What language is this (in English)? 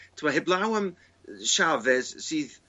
Welsh